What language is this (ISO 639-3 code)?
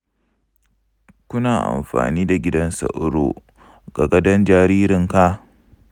hau